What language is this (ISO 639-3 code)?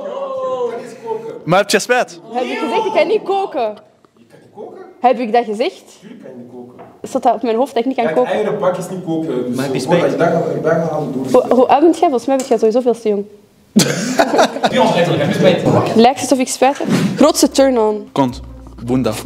nld